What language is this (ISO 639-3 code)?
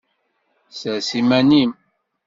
kab